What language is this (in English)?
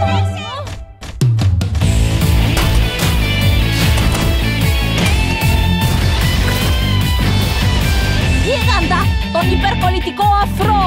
Greek